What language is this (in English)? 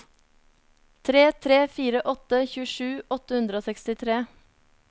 Norwegian